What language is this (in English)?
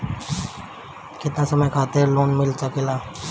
Bhojpuri